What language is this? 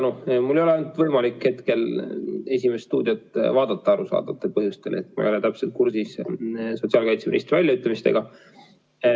Estonian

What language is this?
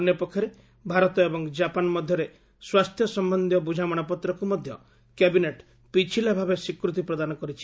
Odia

